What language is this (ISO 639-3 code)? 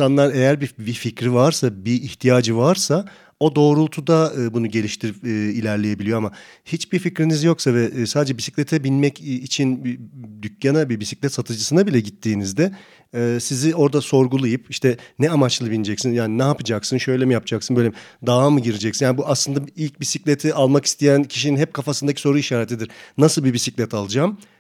tur